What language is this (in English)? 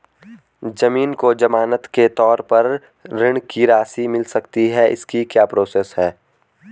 Hindi